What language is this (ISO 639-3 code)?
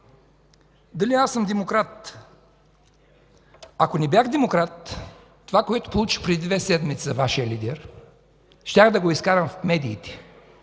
bul